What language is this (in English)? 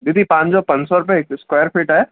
Sindhi